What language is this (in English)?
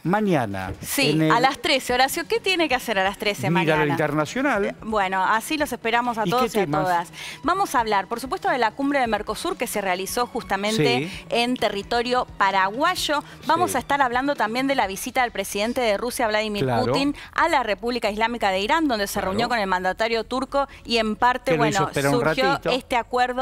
Spanish